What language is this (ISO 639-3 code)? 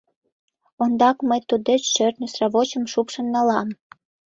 chm